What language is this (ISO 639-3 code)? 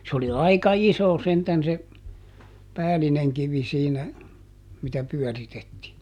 fin